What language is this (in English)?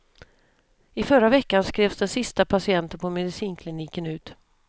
Swedish